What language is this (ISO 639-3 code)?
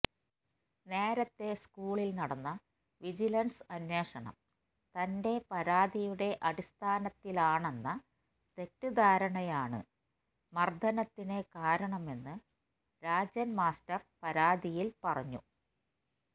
mal